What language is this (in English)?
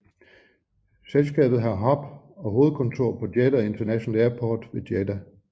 Danish